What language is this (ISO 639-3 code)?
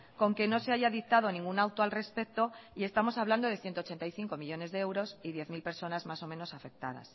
spa